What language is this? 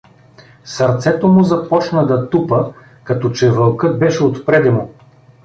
Bulgarian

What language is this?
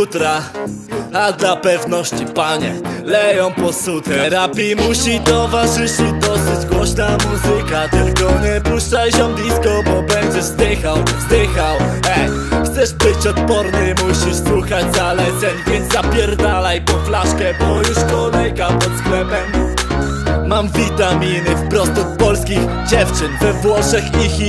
Polish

